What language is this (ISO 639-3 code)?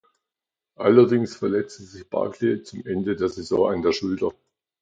deu